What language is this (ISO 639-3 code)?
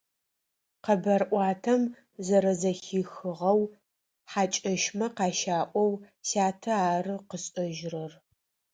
ady